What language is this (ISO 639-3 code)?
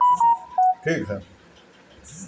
bho